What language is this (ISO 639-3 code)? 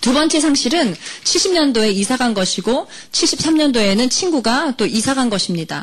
kor